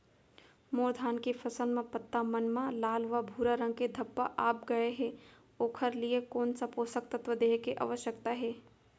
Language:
Chhattisgarhi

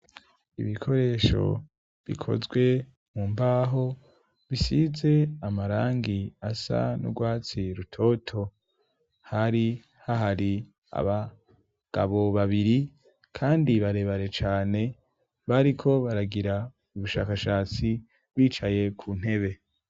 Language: Rundi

